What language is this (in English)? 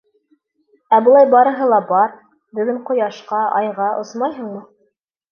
Bashkir